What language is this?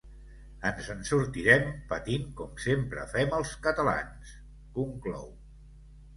Catalan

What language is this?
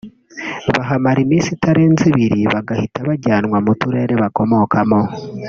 Kinyarwanda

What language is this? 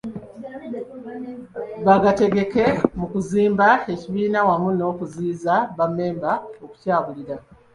Ganda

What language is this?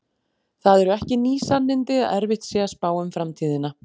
Icelandic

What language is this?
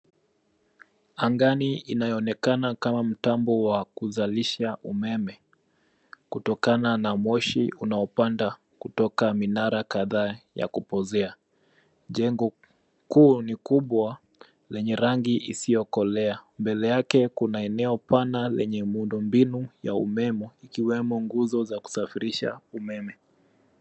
Swahili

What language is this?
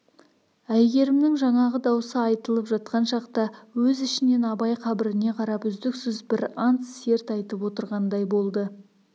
Kazakh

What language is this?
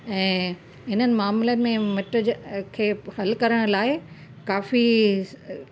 Sindhi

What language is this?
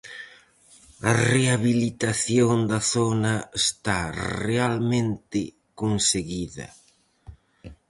Galician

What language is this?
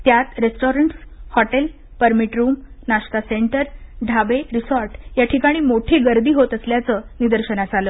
Marathi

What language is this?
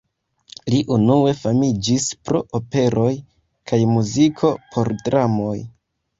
Esperanto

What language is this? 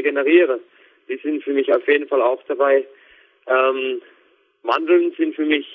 German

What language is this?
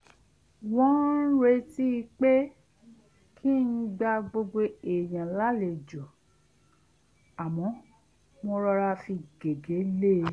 Yoruba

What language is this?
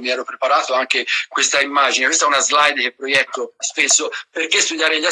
Italian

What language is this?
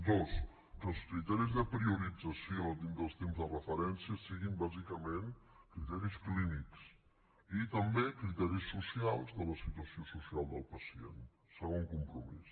Catalan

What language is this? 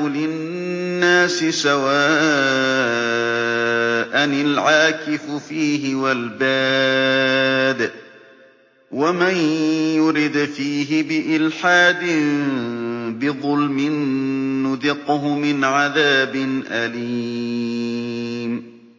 Arabic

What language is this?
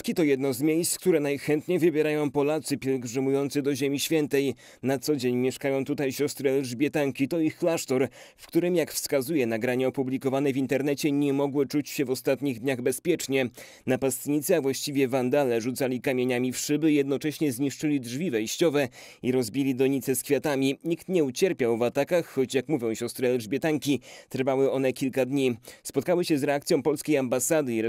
Polish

